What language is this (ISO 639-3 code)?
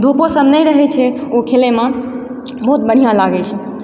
mai